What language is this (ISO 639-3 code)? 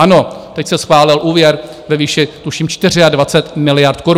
ces